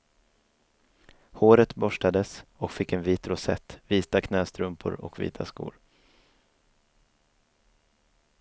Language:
Swedish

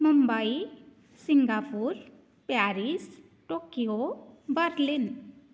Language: Sanskrit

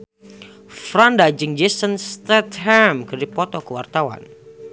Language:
Sundanese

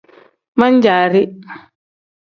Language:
Tem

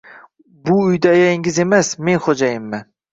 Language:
Uzbek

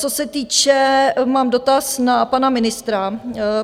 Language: Czech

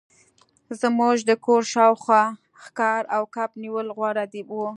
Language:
Pashto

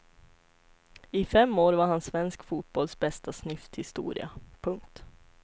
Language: Swedish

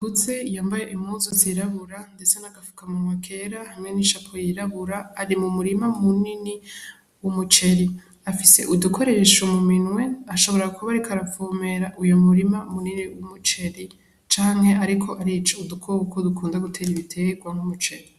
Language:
Rundi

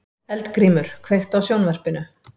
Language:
Icelandic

